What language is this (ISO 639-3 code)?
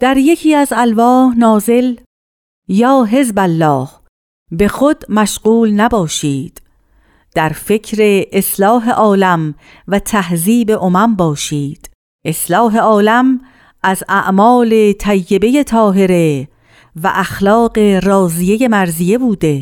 fas